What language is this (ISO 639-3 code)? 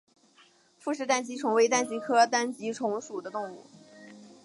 zho